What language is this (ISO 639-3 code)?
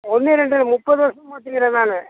tam